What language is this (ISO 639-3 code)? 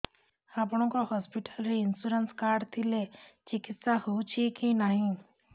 ori